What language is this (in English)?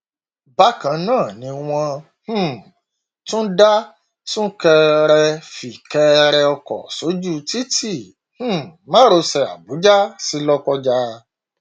Yoruba